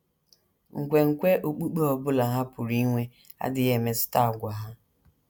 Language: Igbo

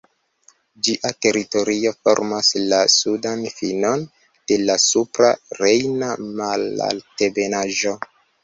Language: Esperanto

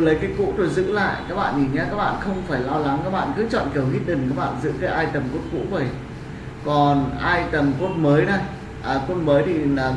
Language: Vietnamese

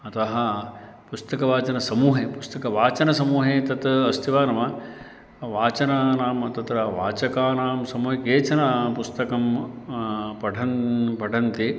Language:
Sanskrit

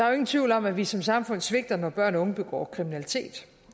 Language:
Danish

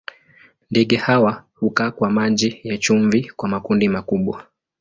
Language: Swahili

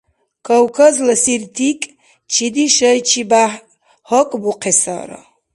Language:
Dargwa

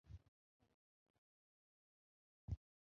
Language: Arabic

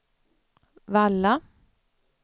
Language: Swedish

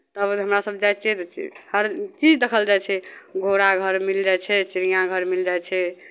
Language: Maithili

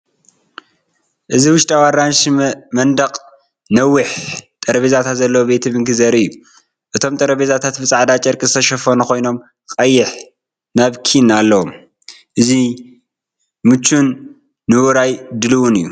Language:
Tigrinya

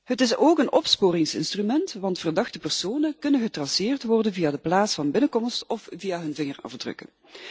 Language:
Dutch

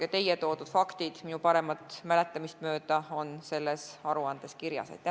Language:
Estonian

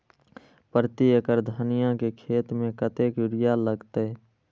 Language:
Maithili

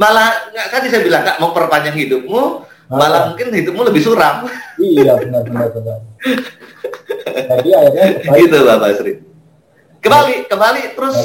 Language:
Indonesian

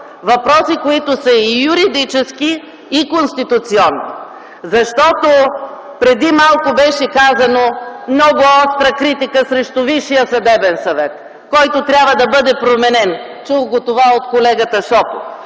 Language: Bulgarian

